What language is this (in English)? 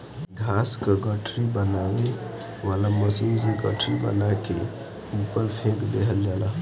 Bhojpuri